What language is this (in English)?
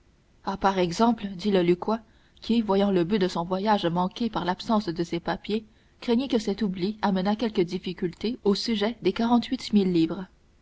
French